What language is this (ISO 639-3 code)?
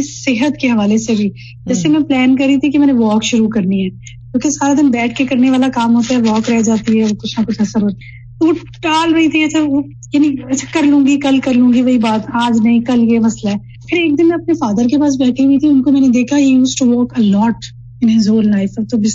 urd